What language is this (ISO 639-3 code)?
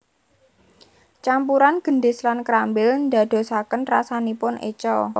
jav